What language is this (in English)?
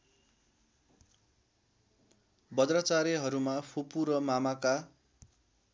Nepali